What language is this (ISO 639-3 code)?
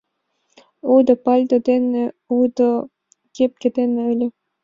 chm